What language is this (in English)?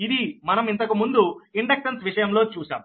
Telugu